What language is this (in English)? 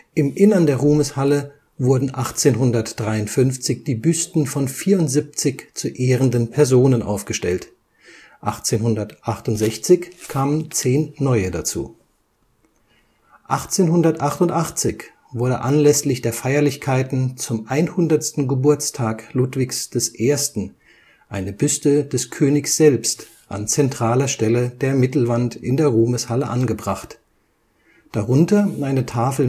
German